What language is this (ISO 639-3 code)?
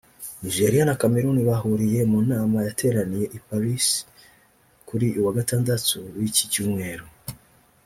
kin